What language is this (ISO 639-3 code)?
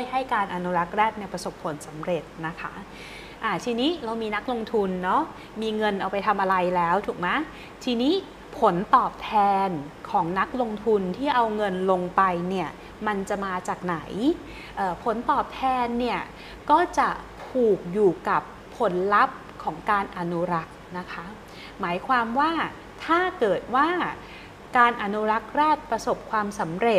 tha